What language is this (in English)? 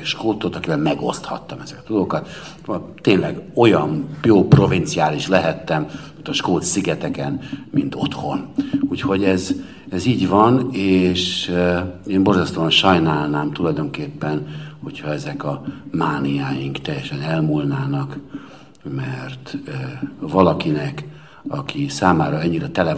Hungarian